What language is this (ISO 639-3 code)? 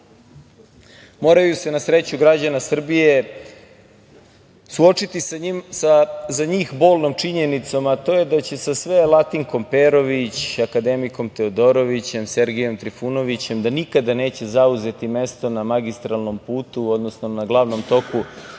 srp